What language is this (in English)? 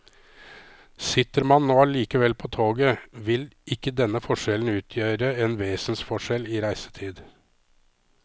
Norwegian